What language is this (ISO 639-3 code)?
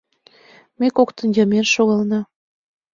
chm